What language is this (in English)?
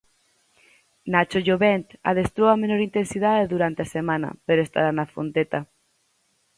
Galician